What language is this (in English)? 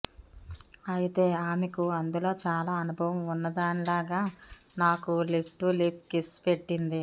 Telugu